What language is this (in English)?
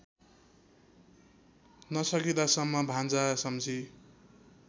Nepali